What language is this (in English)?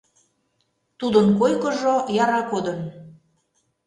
Mari